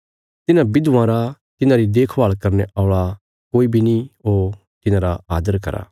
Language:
Bilaspuri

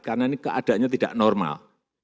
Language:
Indonesian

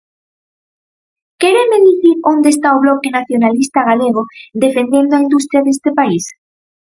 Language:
Galician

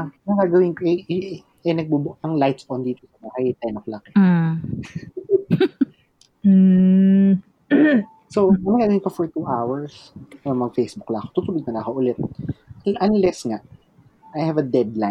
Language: Filipino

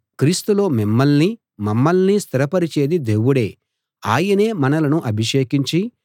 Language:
Telugu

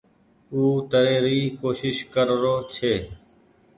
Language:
Goaria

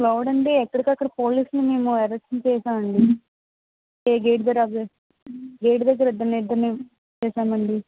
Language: Telugu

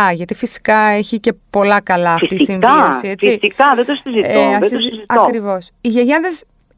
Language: Greek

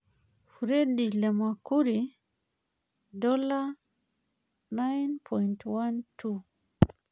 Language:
Masai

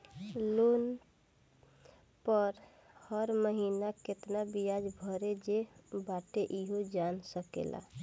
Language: Bhojpuri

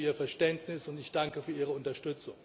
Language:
German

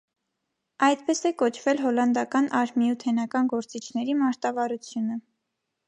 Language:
Armenian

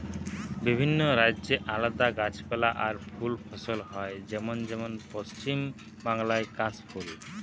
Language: Bangla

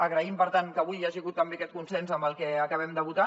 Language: Catalan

